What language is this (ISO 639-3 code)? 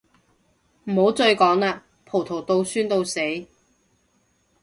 yue